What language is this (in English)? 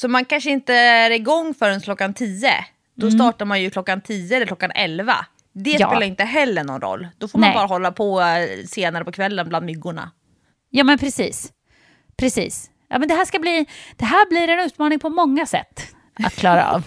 Swedish